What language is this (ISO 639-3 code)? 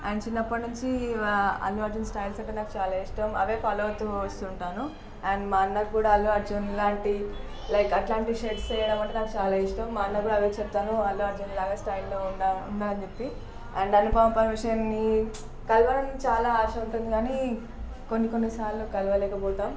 tel